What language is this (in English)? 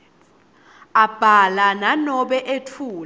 Swati